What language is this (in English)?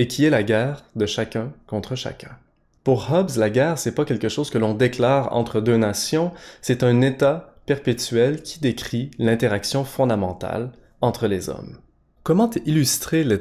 French